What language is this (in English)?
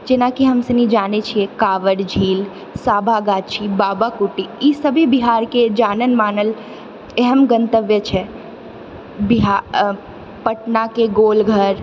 Maithili